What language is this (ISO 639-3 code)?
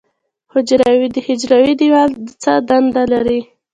pus